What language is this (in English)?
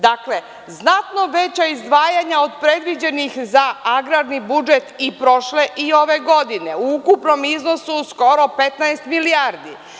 Serbian